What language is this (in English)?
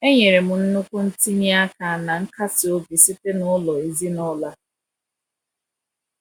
Igbo